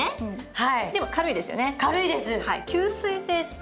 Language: Japanese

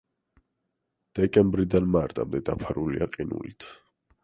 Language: Georgian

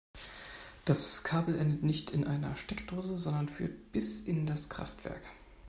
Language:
German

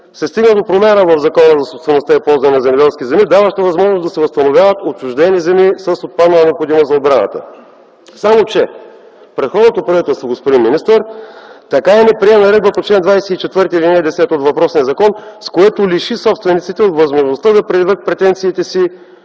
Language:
Bulgarian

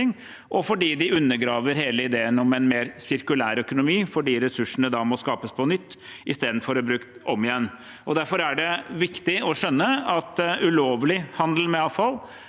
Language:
Norwegian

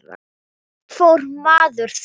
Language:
Icelandic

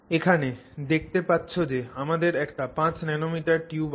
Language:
Bangla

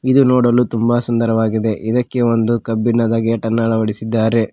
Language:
Kannada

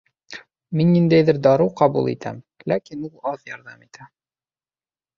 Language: Bashkir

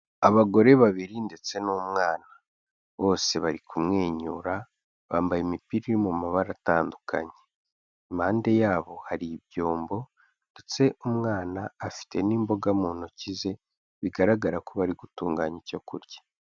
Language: Kinyarwanda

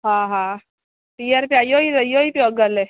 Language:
Sindhi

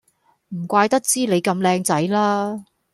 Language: Cantonese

